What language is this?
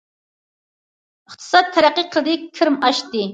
Uyghur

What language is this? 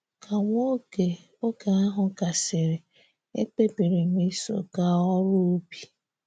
Igbo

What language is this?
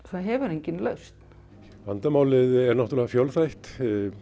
Icelandic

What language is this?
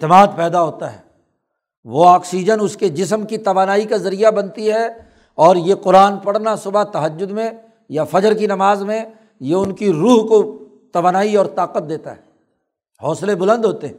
Urdu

